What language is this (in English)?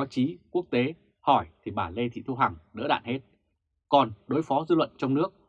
Vietnamese